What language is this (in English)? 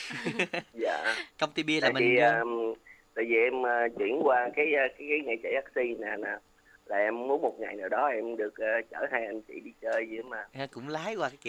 Vietnamese